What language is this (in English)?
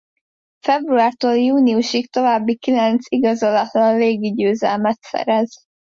Hungarian